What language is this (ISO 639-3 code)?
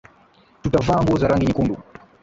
swa